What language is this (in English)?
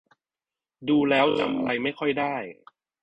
Thai